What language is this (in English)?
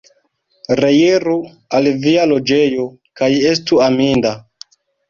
Esperanto